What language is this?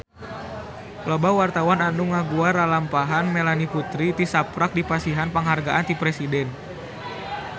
Sundanese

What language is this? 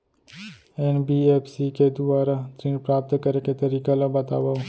Chhattisgarhi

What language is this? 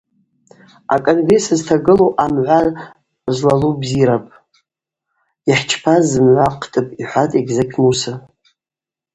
Abaza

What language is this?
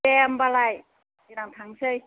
Bodo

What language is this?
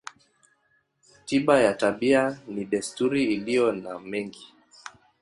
Swahili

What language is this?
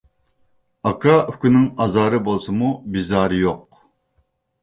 Uyghur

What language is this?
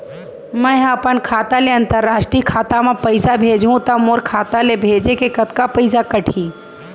Chhattisgarhi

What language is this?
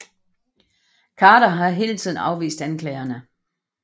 Danish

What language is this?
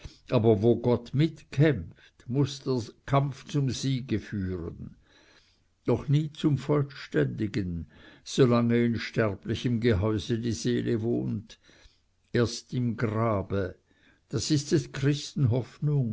German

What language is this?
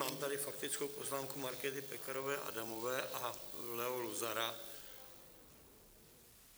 Czech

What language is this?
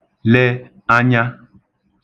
Igbo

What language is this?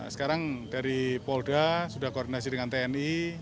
Indonesian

